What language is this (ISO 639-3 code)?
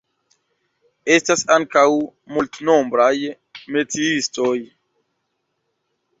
epo